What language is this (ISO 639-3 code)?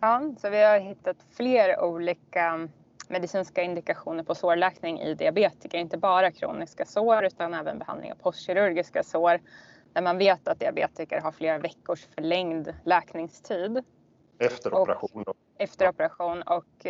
swe